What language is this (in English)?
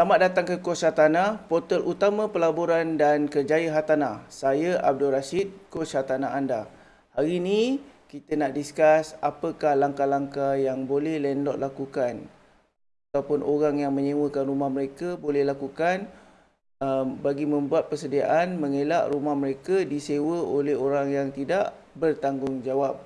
Malay